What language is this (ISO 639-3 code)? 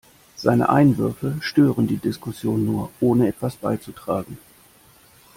deu